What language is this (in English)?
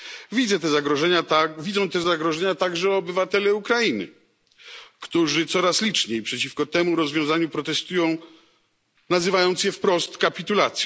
Polish